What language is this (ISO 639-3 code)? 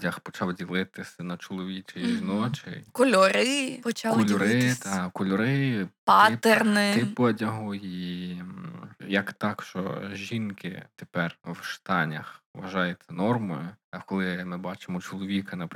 ukr